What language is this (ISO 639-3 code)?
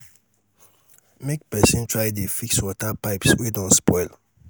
pcm